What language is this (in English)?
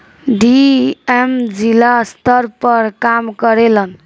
Bhojpuri